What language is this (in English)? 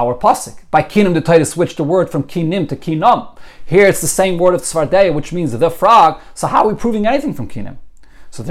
English